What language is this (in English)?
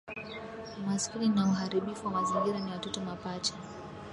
Swahili